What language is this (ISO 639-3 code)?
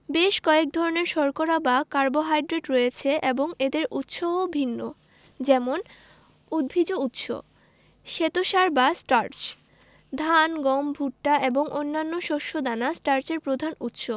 ben